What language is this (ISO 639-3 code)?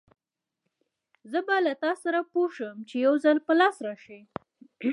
pus